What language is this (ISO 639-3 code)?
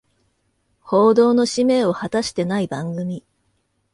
jpn